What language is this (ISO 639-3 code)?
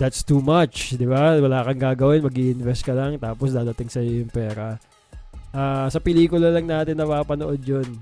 fil